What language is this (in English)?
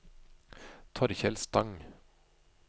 Norwegian